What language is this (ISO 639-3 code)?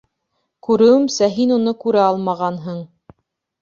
bak